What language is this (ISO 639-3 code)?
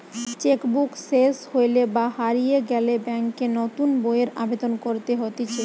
ben